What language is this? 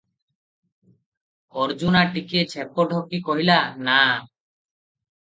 Odia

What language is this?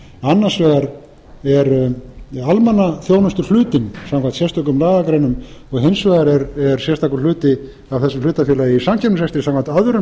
Icelandic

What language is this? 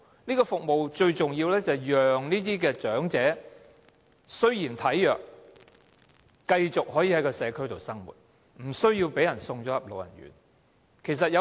Cantonese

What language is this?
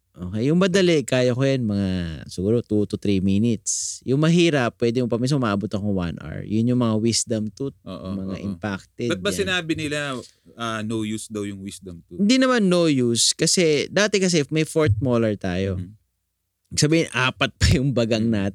Filipino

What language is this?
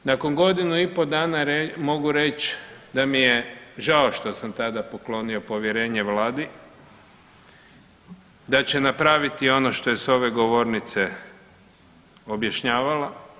Croatian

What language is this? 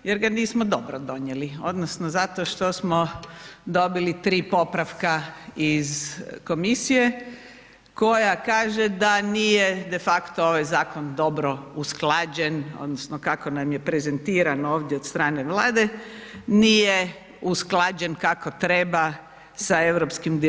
Croatian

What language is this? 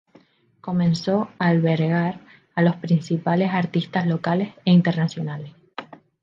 Spanish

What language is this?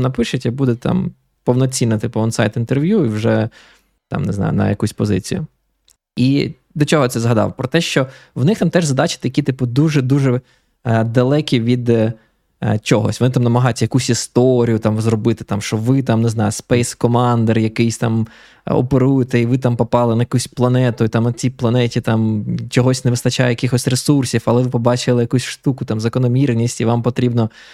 Ukrainian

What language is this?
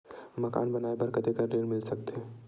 Chhattisgarhi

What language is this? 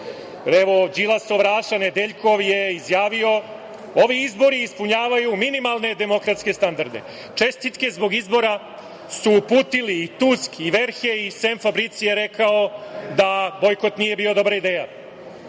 Serbian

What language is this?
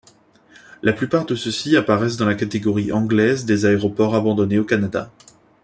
French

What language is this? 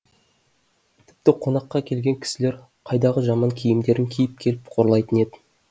Kazakh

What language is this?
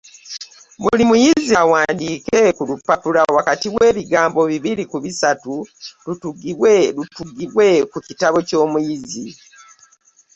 Ganda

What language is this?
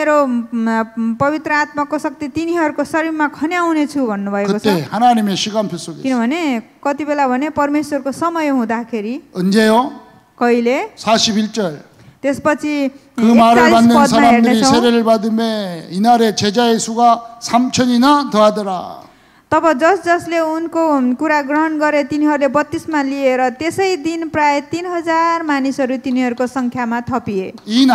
Korean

